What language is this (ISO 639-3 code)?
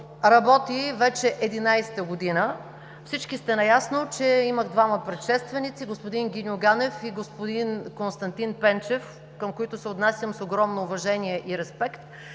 bul